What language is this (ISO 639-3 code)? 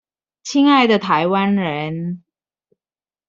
zho